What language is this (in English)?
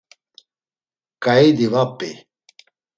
Laz